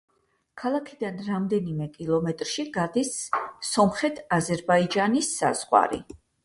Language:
Georgian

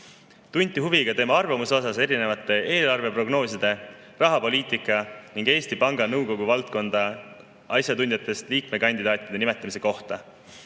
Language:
Estonian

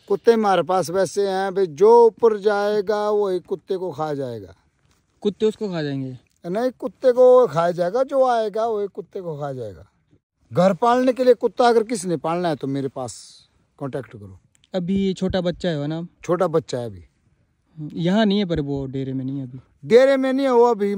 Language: Hindi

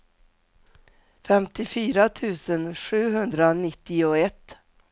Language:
Swedish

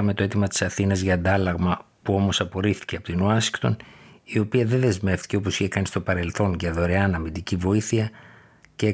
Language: Greek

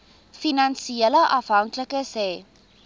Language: Afrikaans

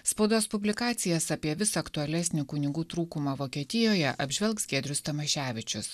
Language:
Lithuanian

